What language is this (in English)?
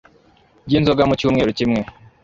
Kinyarwanda